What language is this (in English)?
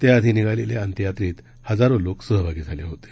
Marathi